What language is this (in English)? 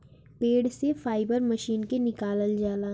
Bhojpuri